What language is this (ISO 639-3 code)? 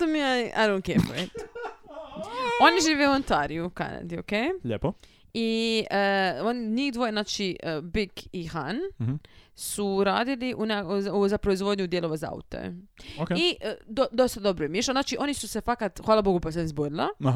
hrv